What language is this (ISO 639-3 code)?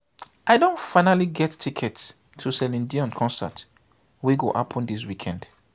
pcm